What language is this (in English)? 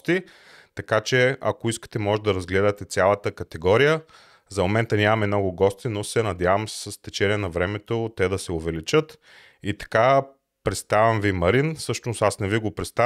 Bulgarian